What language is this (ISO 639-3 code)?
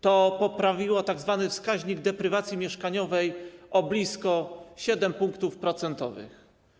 pol